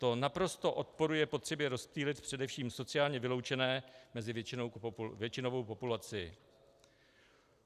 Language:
Czech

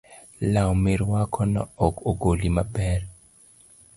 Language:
Luo (Kenya and Tanzania)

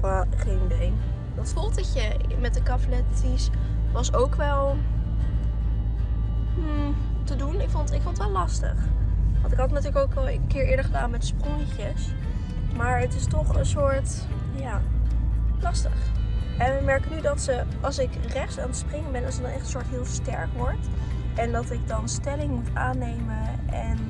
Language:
Dutch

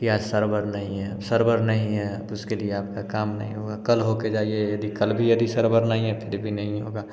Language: Hindi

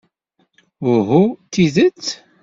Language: Kabyle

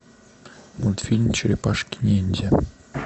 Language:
Russian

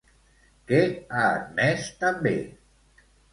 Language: Catalan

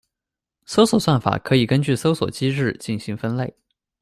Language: Chinese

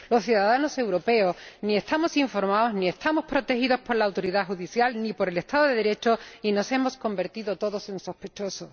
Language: Spanish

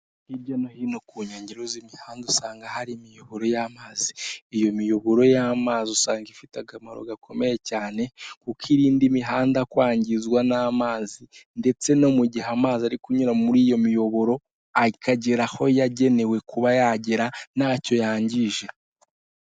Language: Kinyarwanda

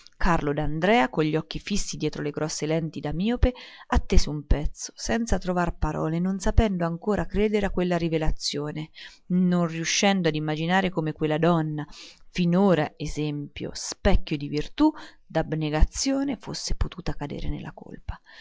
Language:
Italian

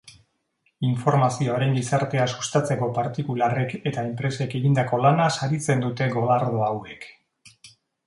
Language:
Basque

